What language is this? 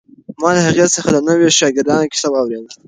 Pashto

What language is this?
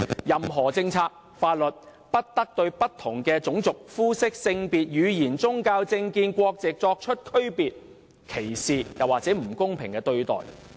Cantonese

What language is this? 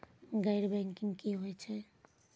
Maithili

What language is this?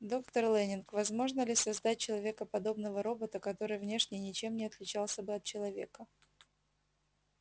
Russian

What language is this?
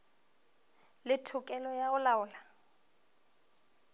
Northern Sotho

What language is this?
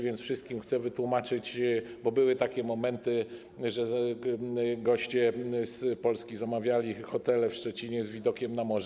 Polish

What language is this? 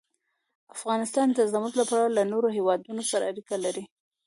Pashto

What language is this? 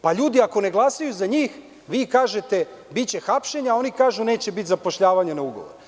Serbian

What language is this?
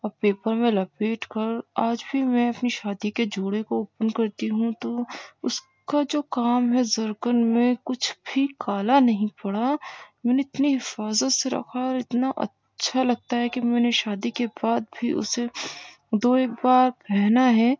Urdu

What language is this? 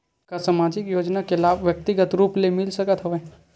Chhattisgarhi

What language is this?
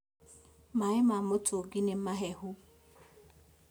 Kikuyu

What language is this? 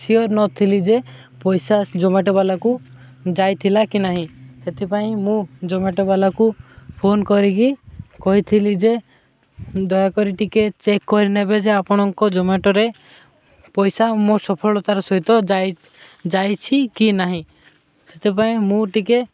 Odia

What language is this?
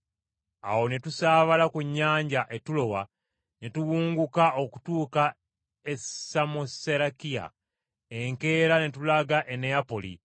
Ganda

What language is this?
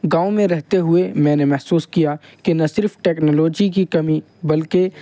Urdu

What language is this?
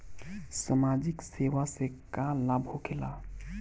Bhojpuri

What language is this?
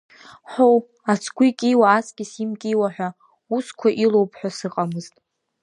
Abkhazian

